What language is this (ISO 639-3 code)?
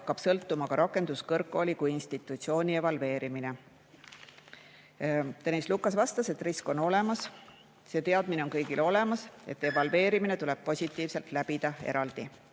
est